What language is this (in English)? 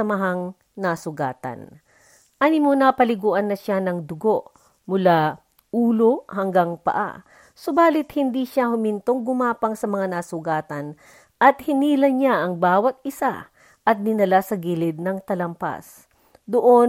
Filipino